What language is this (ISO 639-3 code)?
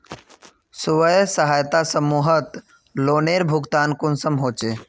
mag